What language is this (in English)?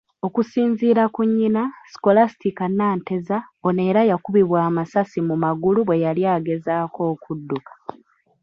Ganda